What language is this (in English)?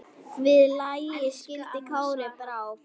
Icelandic